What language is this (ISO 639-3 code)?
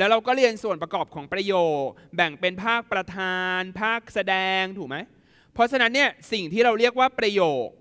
tha